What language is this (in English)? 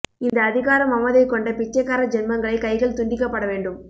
Tamil